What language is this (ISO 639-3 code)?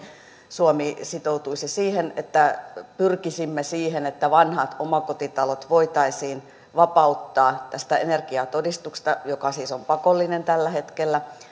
fin